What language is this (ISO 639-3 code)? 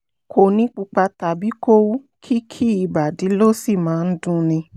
yor